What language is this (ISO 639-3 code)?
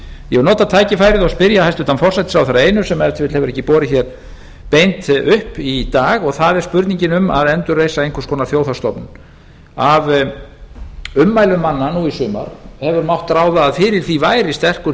isl